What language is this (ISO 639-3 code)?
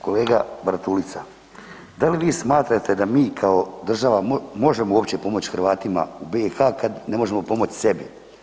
hrv